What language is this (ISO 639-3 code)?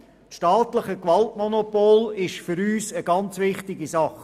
gsw